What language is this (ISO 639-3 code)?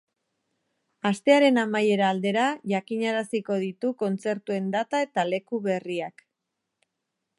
eus